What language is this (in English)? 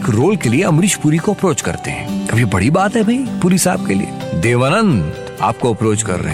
Hindi